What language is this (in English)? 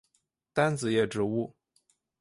Chinese